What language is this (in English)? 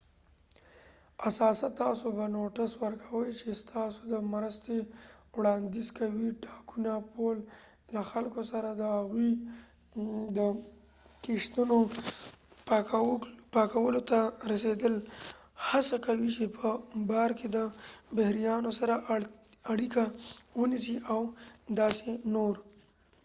Pashto